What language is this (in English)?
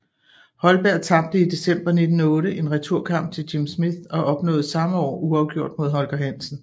Danish